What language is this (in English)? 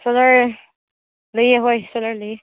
Manipuri